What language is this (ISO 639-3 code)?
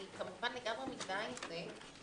heb